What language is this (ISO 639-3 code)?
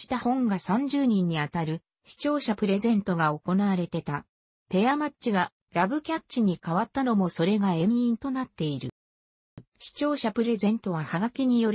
jpn